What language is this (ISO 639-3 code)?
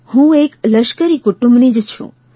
guj